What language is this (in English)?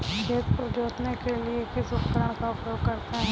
Hindi